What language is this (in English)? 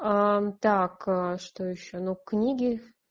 Russian